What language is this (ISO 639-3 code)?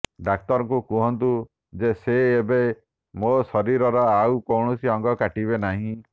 ori